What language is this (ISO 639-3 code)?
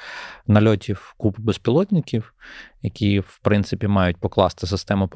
ukr